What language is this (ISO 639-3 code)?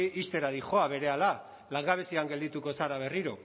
eus